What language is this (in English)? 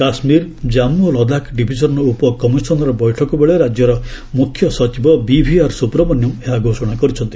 Odia